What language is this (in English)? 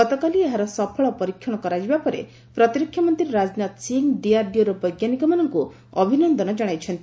Odia